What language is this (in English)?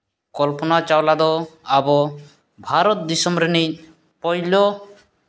Santali